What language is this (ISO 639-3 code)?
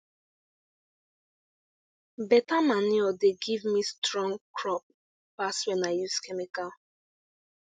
pcm